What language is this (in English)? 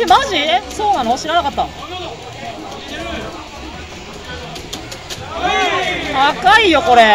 Japanese